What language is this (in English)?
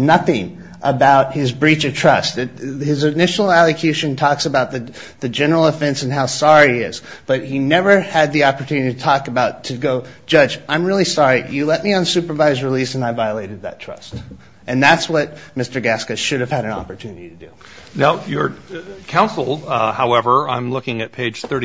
English